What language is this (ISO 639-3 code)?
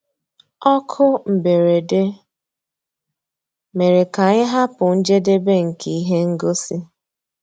ibo